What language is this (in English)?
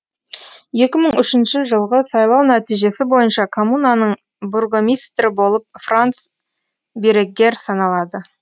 Kazakh